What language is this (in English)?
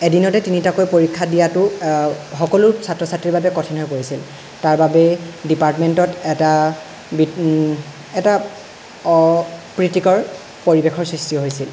Assamese